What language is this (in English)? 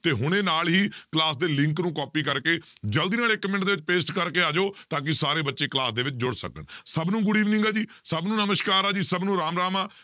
Punjabi